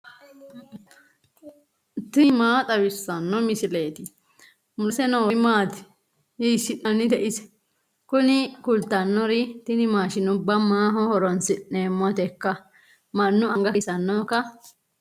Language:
Sidamo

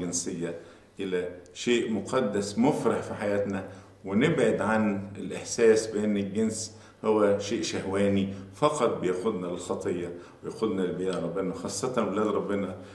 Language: Arabic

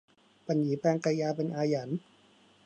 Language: Thai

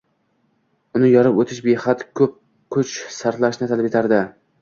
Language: Uzbek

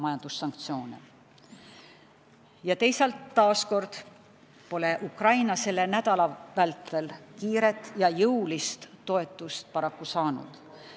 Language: Estonian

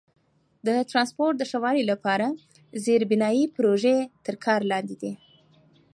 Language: Pashto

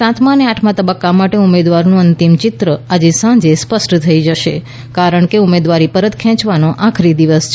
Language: Gujarati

